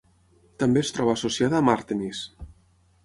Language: Catalan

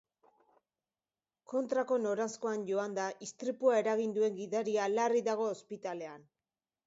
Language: Basque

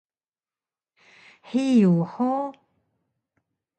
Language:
Taroko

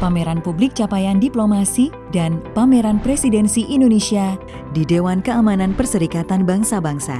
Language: Indonesian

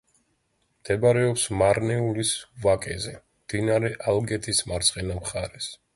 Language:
Georgian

